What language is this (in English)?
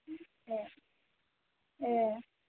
Bodo